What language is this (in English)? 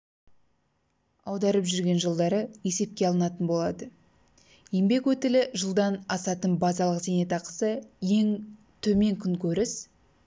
Kazakh